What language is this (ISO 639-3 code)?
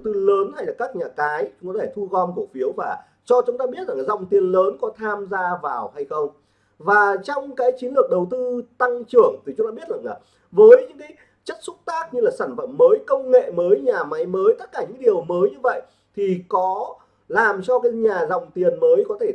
vie